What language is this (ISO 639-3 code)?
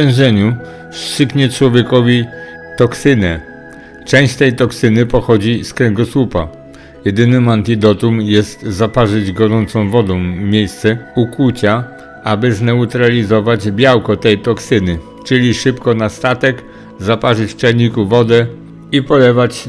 pol